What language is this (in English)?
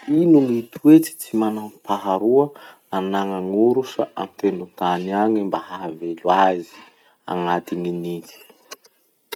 Masikoro Malagasy